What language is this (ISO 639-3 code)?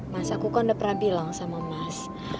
ind